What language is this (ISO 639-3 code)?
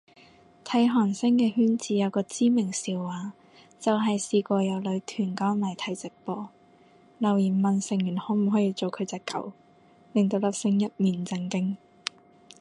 yue